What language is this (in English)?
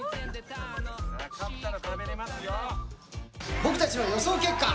Japanese